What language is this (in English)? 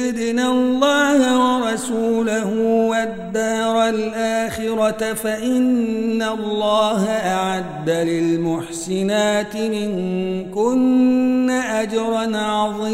Arabic